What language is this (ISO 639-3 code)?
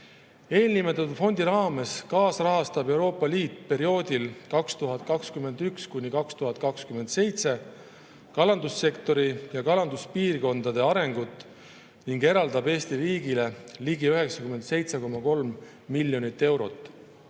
est